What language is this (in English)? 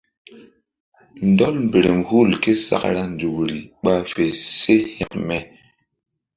Mbum